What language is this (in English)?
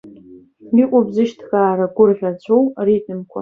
Abkhazian